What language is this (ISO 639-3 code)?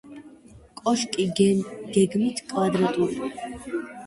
kat